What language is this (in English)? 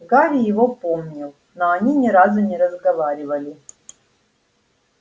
Russian